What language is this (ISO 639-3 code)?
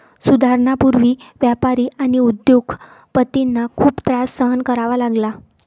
mar